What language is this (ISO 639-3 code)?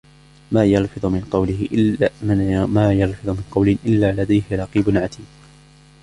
ara